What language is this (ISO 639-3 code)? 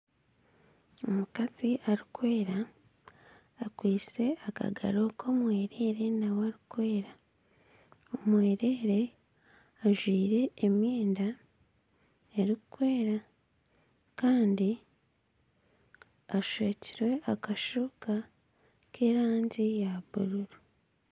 nyn